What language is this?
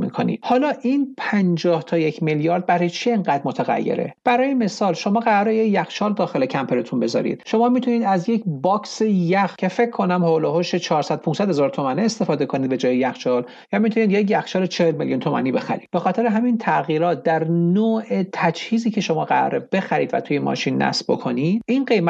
Persian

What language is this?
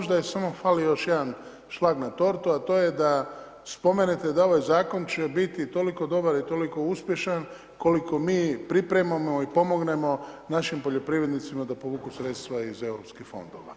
Croatian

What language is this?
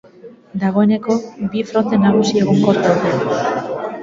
Basque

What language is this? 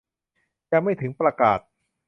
Thai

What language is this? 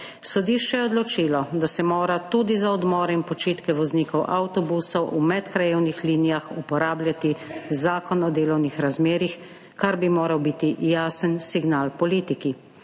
Slovenian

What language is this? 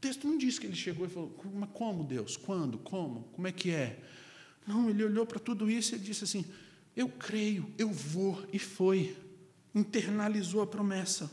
Portuguese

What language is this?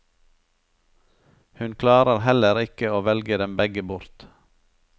Norwegian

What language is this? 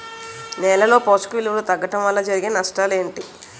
Telugu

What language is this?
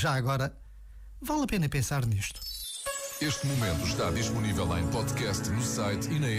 Portuguese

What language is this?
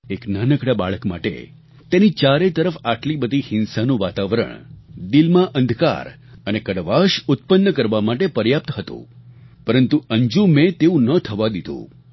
Gujarati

